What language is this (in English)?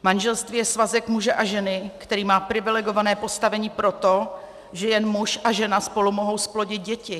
Czech